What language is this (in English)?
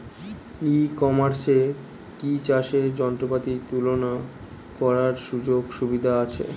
Bangla